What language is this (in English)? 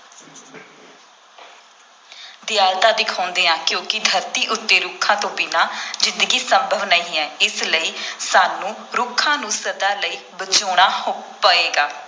Punjabi